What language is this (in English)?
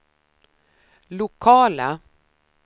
Swedish